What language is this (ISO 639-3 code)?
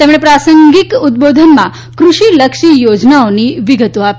guj